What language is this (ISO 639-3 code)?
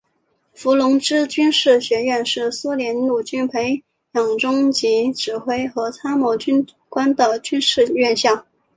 zho